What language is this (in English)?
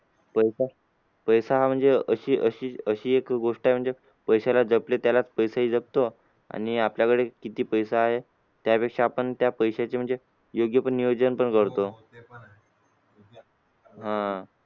Marathi